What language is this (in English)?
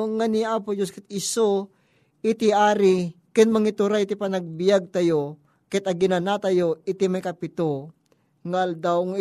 Filipino